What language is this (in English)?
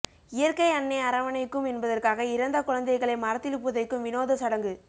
Tamil